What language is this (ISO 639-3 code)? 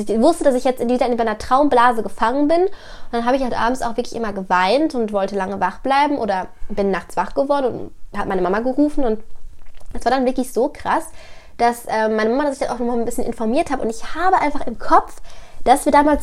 deu